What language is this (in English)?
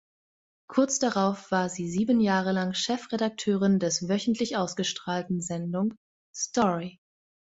German